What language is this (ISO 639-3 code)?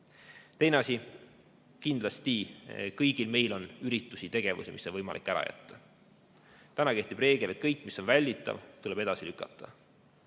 est